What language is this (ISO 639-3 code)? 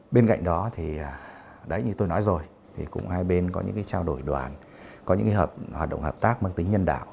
vie